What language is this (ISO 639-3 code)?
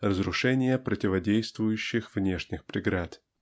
rus